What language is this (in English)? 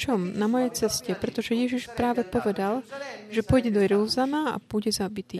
Slovak